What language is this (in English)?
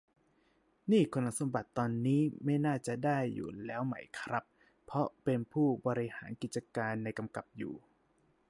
Thai